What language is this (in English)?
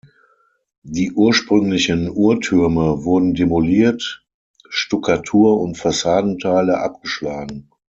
German